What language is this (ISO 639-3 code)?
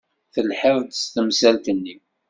kab